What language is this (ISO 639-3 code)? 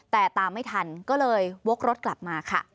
tha